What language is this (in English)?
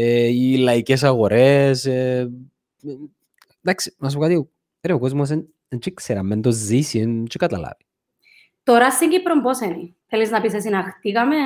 Greek